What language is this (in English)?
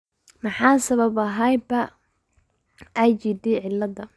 Somali